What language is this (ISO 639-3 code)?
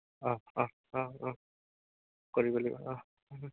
asm